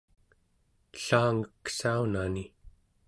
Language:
Central Yupik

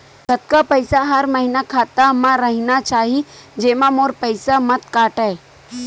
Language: Chhattisgarhi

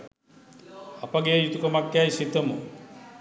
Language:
Sinhala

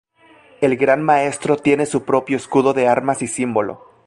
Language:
Spanish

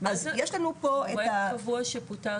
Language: Hebrew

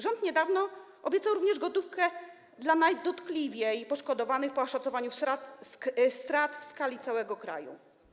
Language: Polish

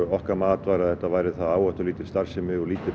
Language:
Icelandic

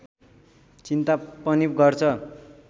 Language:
Nepali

